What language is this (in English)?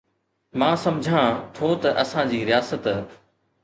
Sindhi